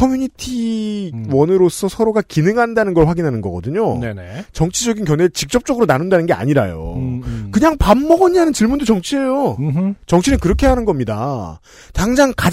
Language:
Korean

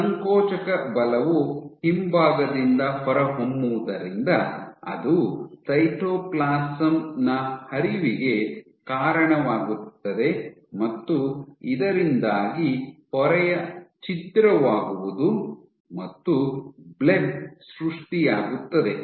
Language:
Kannada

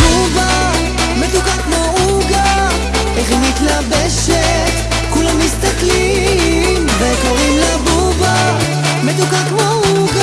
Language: Hebrew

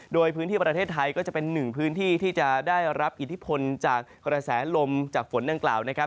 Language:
Thai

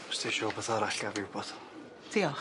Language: Welsh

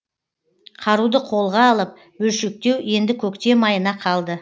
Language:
Kazakh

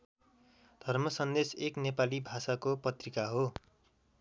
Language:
Nepali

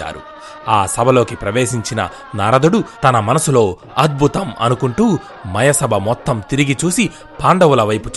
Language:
Telugu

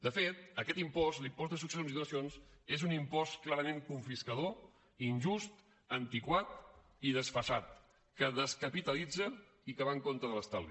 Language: Catalan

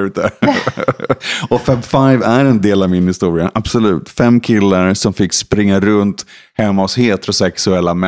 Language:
Swedish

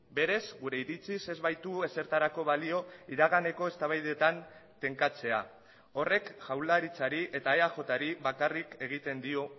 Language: Basque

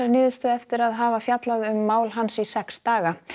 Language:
Icelandic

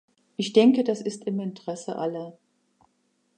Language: German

